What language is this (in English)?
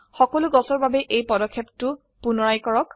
Assamese